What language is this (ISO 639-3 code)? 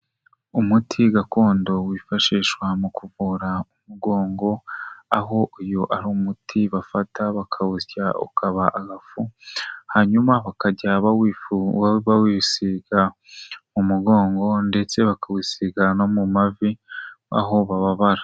kin